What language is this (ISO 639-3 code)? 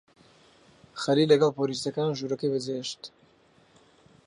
ckb